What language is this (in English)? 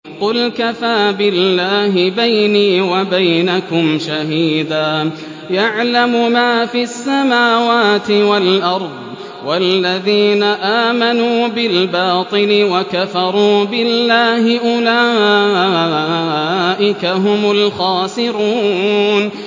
Arabic